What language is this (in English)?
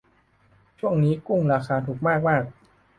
Thai